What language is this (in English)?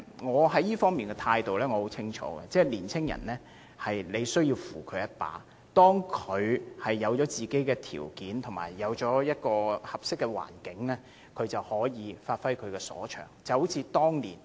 Cantonese